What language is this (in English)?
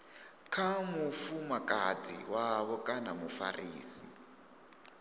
Venda